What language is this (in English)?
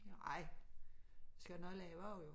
Danish